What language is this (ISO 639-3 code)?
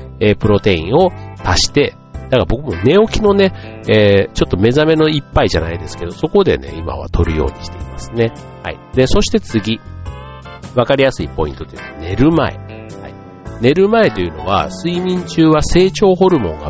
jpn